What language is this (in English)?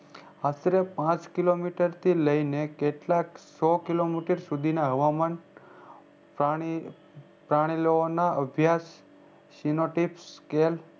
Gujarati